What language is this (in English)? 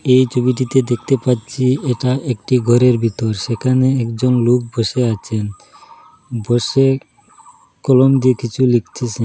Bangla